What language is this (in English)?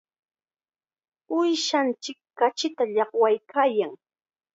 Chiquián Ancash Quechua